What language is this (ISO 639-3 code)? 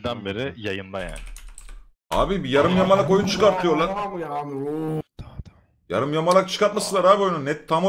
tur